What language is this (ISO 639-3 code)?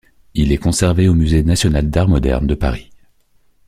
fra